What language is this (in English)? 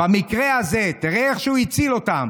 Hebrew